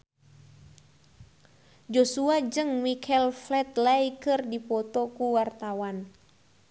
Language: Sundanese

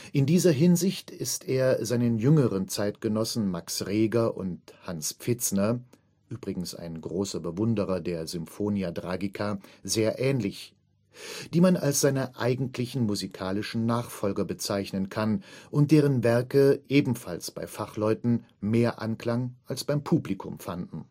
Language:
German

